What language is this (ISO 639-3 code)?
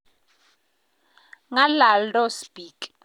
kln